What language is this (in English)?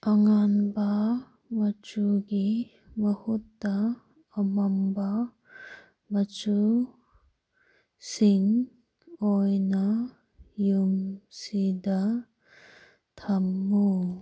Manipuri